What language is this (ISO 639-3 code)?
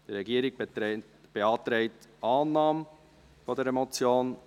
gsw